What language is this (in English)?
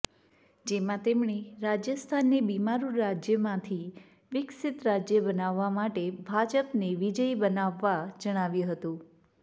Gujarati